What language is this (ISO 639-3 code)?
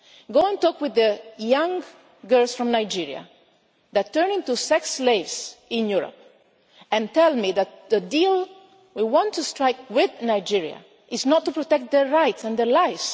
eng